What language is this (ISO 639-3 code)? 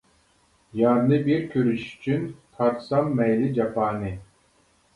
uig